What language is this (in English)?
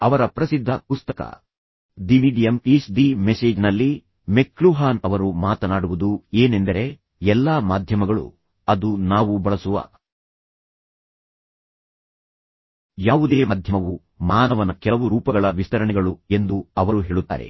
Kannada